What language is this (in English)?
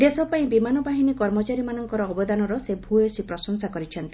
Odia